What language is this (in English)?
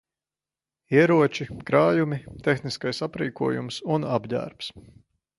Latvian